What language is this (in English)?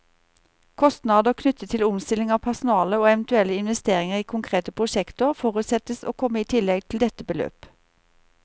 Norwegian